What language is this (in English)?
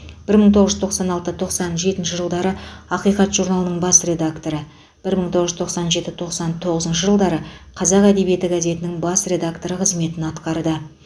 Kazakh